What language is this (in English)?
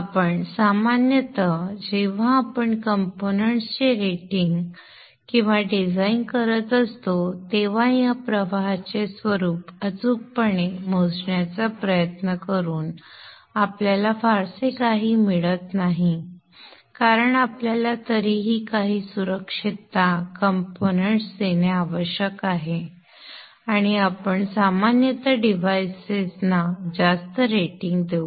Marathi